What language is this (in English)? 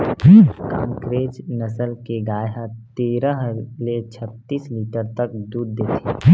Chhattisgarhi